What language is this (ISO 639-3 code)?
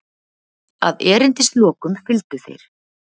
isl